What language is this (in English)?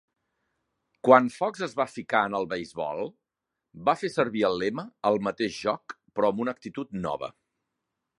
Catalan